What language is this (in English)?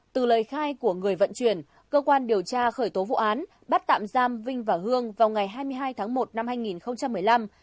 Vietnamese